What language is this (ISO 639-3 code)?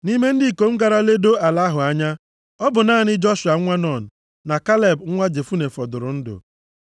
ibo